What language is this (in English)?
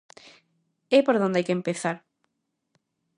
Galician